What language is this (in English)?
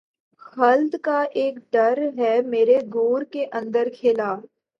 Urdu